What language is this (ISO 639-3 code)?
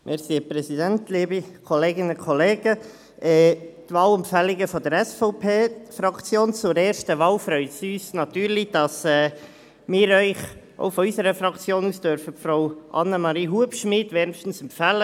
gsw